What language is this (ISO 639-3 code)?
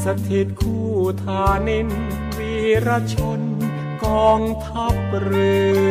tha